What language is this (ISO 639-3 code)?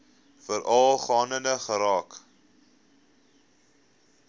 afr